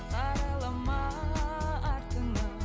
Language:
Kazakh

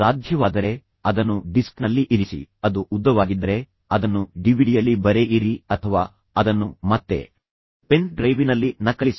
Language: Kannada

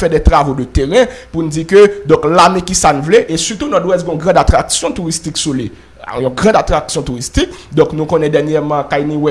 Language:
French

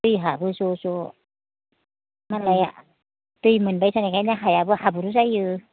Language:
Bodo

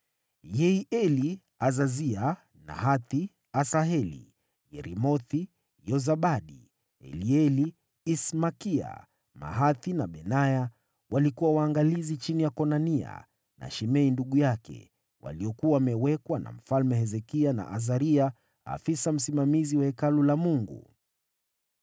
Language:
Swahili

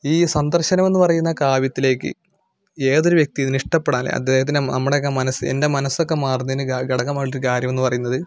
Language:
Malayalam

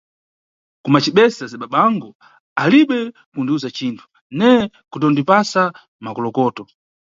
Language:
Nyungwe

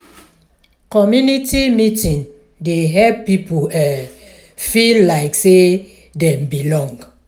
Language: Nigerian Pidgin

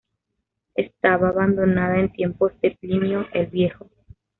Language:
Spanish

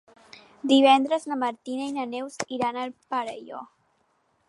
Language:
Catalan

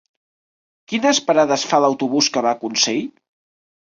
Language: Catalan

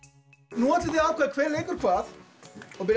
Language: Icelandic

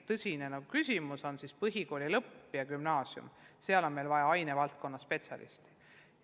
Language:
Estonian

